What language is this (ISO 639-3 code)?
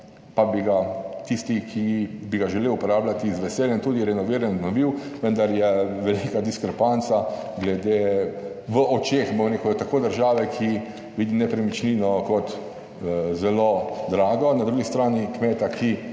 slv